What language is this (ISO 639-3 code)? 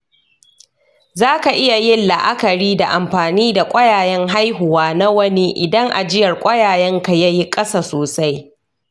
hau